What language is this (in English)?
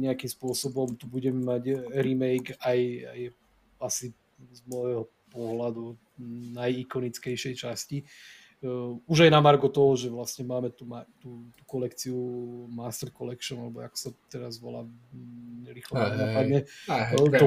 Slovak